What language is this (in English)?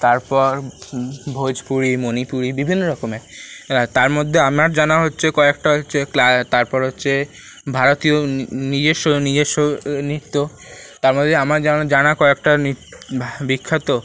Bangla